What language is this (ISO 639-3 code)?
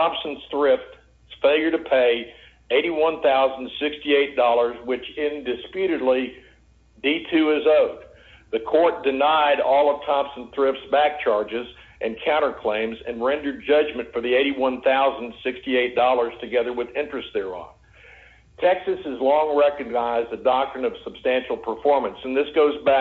eng